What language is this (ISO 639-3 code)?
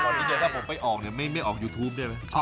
tha